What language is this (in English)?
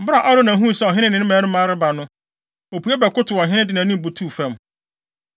Akan